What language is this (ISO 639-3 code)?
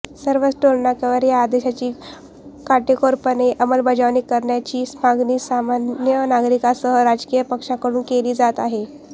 mar